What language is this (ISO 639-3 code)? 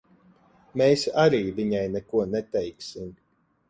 lav